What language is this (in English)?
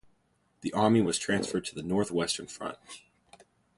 English